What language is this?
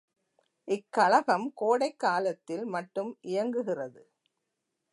Tamil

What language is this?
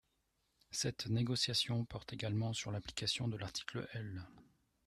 French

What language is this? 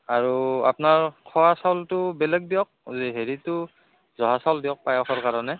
Assamese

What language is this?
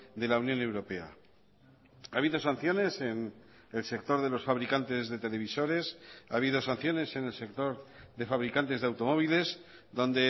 Spanish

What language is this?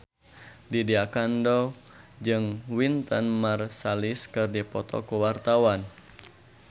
Sundanese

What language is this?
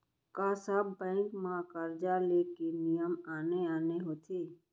Chhattisgarhi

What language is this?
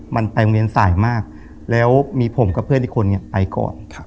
Thai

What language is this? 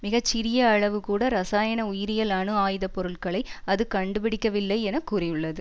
Tamil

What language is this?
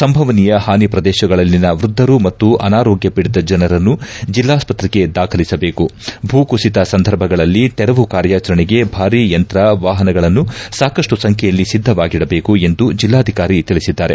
Kannada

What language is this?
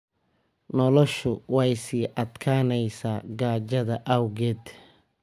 Somali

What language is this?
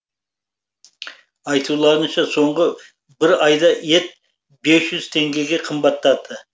Kazakh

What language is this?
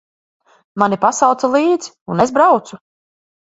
Latvian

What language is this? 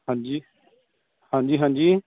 Punjabi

